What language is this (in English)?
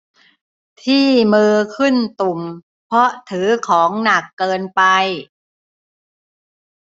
Thai